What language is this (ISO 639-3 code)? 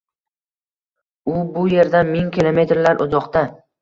uzb